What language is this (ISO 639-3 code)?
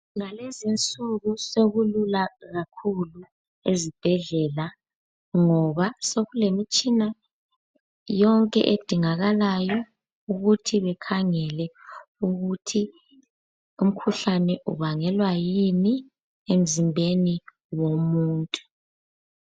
nde